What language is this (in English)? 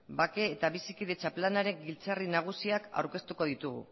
Basque